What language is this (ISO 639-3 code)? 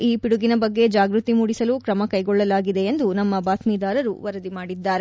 kan